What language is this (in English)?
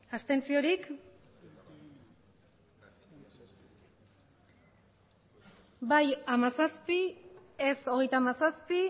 Basque